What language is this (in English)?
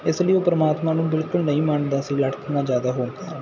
Punjabi